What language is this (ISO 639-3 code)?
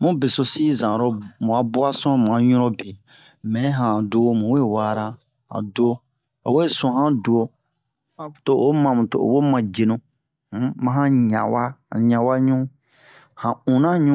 bmq